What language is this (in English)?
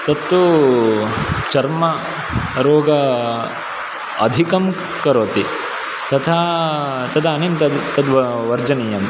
Sanskrit